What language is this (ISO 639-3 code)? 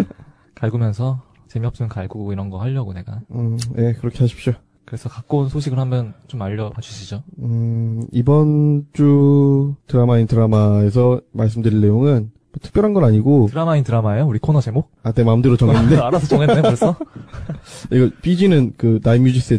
kor